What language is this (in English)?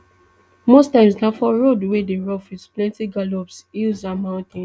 Nigerian Pidgin